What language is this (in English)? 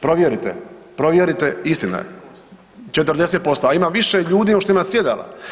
Croatian